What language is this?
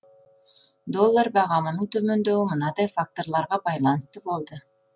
Kazakh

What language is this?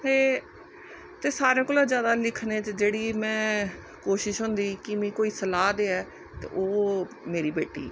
Dogri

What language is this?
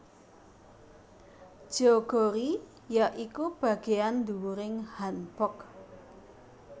Javanese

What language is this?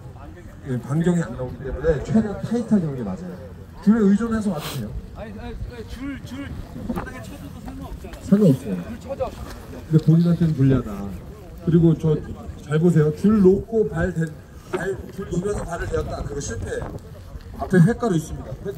Korean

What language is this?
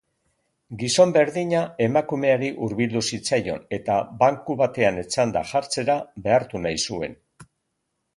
Basque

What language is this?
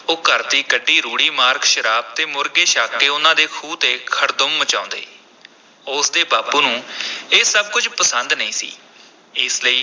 Punjabi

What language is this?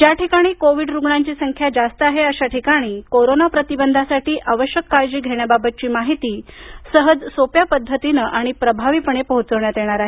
Marathi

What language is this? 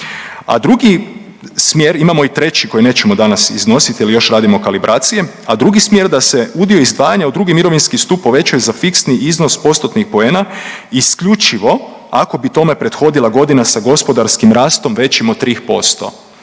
Croatian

